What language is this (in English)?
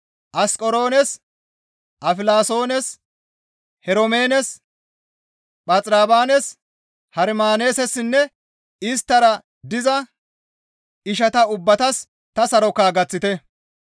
Gamo